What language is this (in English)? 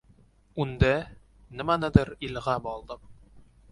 Uzbek